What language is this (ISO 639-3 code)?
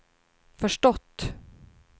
swe